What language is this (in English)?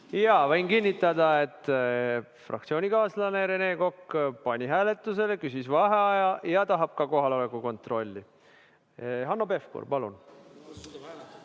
Estonian